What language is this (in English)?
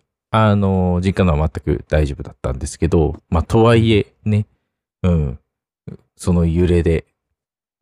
Japanese